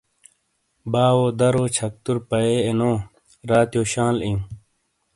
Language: Shina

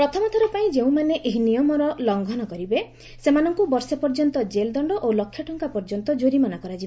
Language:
Odia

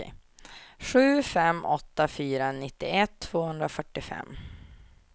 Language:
Swedish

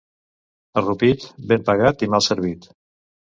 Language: Catalan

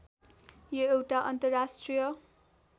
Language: Nepali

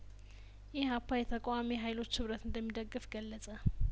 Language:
Amharic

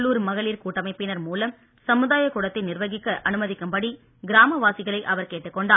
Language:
Tamil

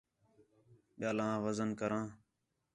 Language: Khetrani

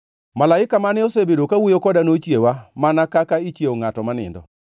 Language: Luo (Kenya and Tanzania)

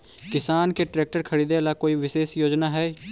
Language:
Magahi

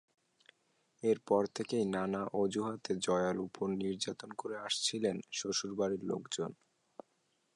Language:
Bangla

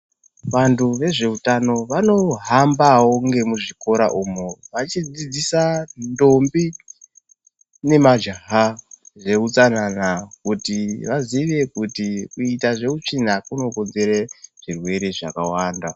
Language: Ndau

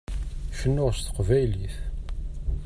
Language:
Kabyle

